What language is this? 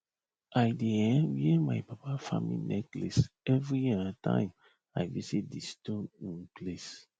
Nigerian Pidgin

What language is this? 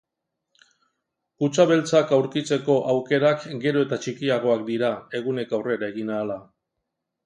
Basque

